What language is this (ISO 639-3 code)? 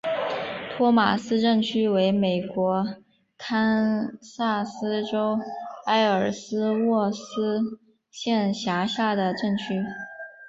zho